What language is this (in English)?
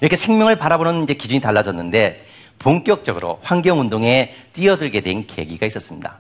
Korean